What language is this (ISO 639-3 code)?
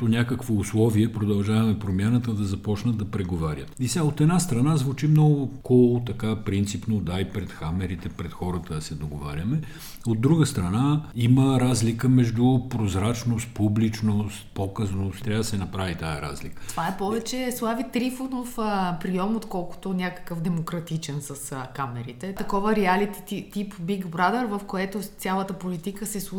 bul